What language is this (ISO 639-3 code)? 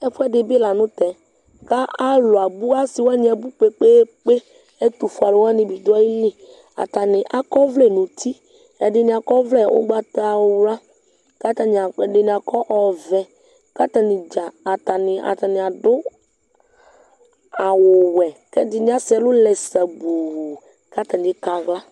kpo